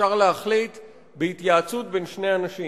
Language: Hebrew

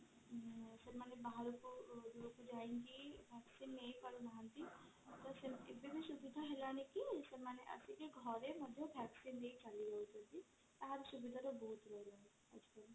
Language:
Odia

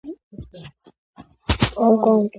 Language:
Georgian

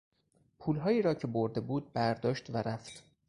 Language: Persian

